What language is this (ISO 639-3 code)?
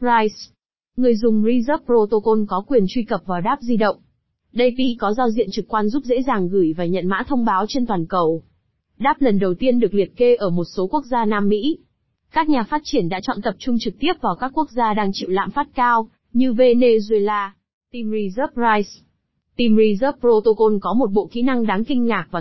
vie